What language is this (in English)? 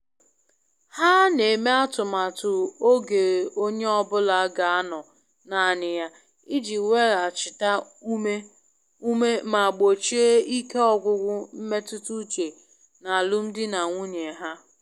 Igbo